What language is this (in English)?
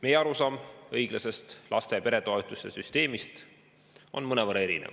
Estonian